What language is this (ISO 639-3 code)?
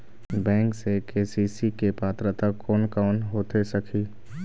hne